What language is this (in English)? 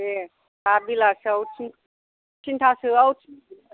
Bodo